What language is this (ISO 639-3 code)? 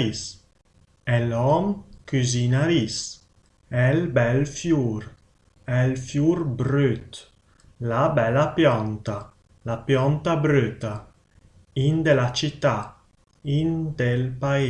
ita